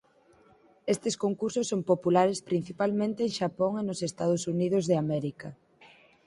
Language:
Galician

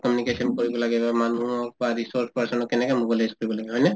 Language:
Assamese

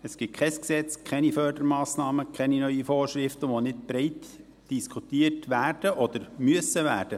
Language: Swiss German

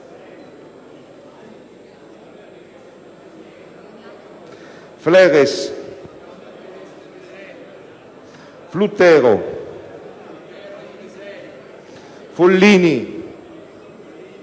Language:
Italian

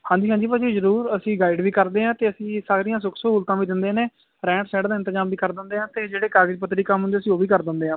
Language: Punjabi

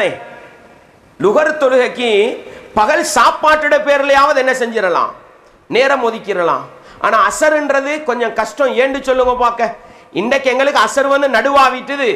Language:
Tamil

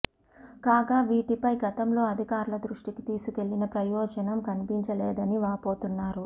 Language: Telugu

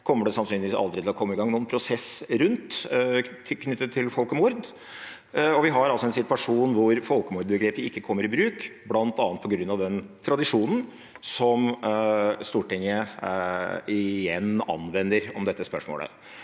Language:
Norwegian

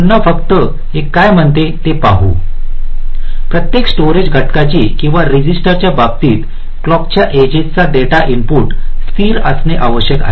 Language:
Marathi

